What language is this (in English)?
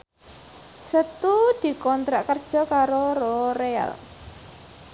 Javanese